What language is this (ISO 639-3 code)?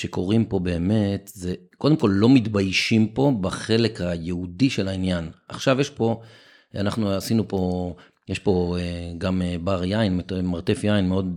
heb